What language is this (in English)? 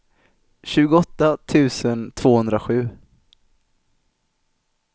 Swedish